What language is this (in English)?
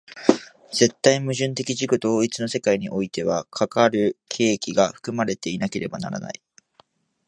Japanese